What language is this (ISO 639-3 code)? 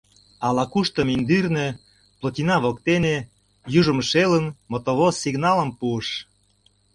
chm